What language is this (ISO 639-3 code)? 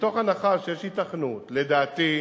heb